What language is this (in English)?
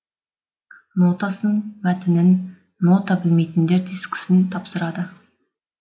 Kazakh